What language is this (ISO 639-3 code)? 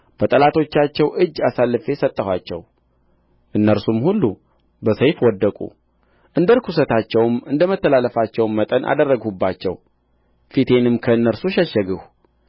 amh